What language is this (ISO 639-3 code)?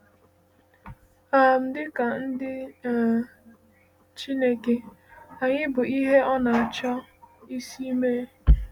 ibo